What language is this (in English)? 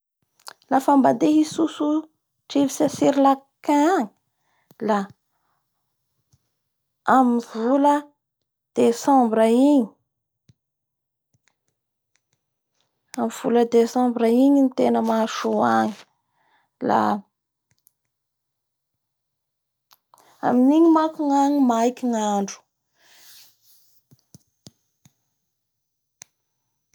Bara Malagasy